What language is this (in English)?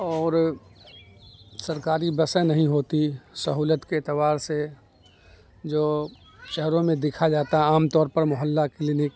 Urdu